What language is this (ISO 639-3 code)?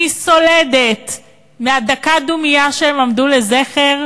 heb